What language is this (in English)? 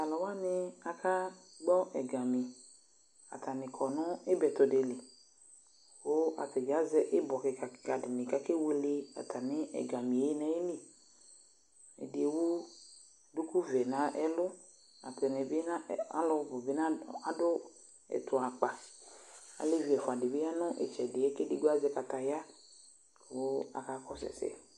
Ikposo